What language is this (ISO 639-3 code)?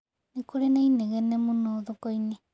kik